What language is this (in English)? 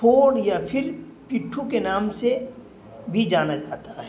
Urdu